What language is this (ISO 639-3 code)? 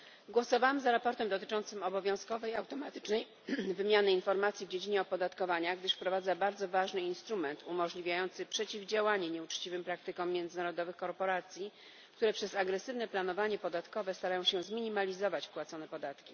pol